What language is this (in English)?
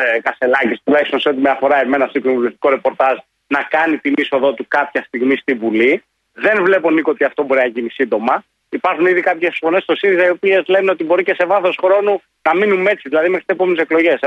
Greek